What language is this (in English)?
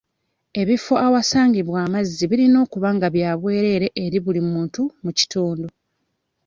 Ganda